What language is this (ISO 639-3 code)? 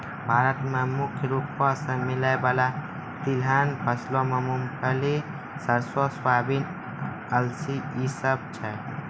mai